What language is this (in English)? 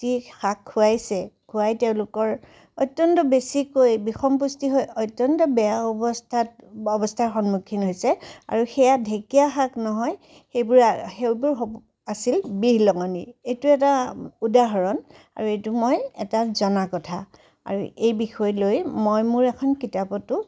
Assamese